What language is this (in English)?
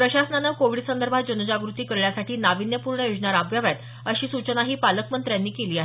Marathi